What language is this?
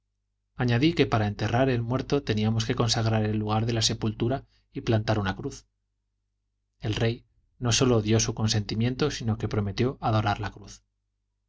Spanish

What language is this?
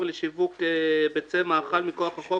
Hebrew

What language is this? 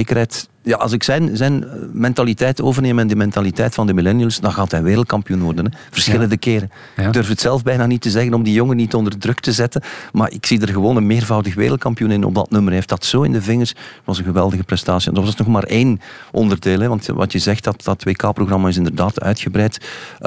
Dutch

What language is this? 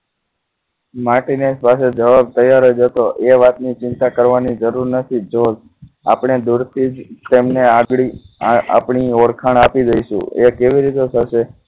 Gujarati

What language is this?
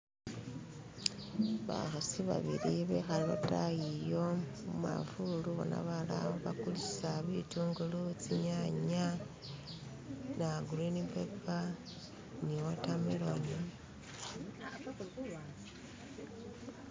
Masaaba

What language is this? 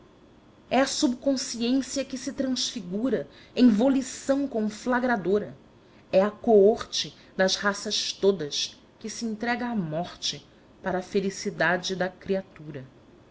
Portuguese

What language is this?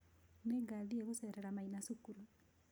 Kikuyu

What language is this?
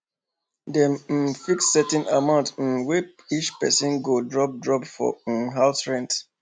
Nigerian Pidgin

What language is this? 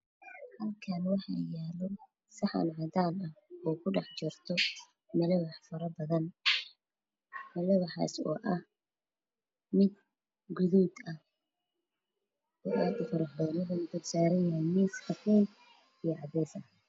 Somali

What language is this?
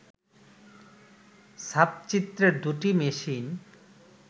Bangla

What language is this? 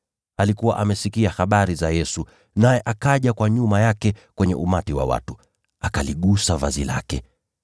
Swahili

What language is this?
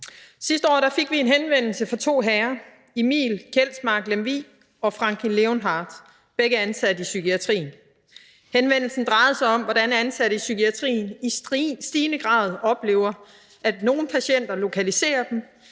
Danish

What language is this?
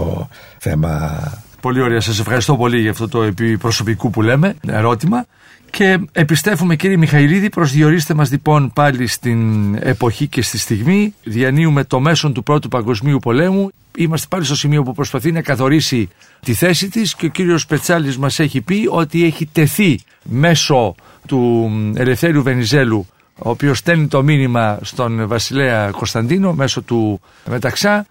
Greek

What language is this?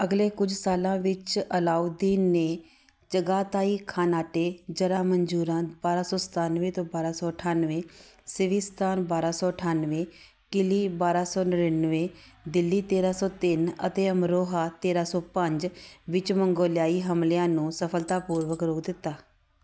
Punjabi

